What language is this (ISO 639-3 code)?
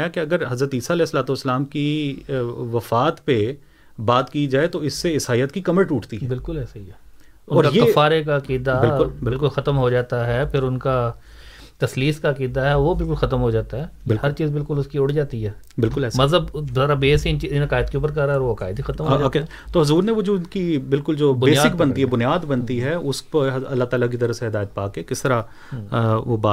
urd